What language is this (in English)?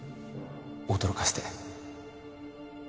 Japanese